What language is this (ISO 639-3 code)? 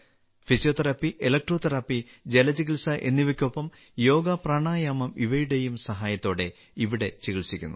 mal